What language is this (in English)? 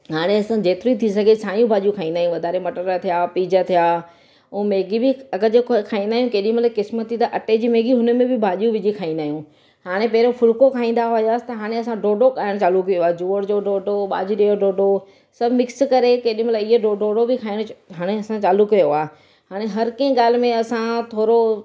Sindhi